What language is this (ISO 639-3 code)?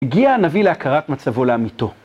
heb